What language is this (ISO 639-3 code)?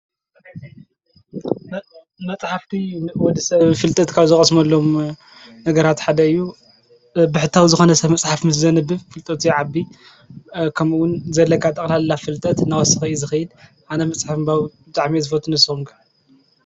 tir